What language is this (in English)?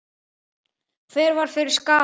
Icelandic